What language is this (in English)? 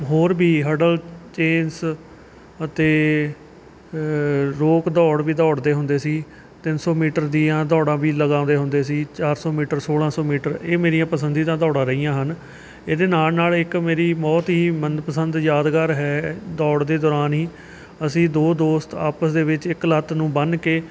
Punjabi